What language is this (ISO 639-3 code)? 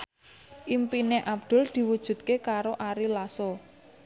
jav